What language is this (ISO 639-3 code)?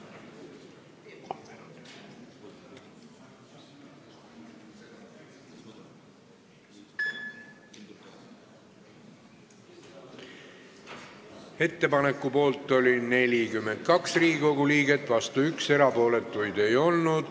est